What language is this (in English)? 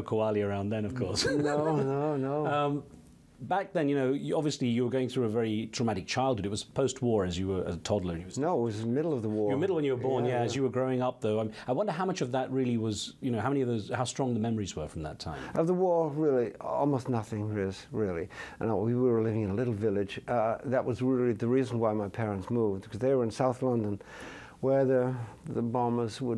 English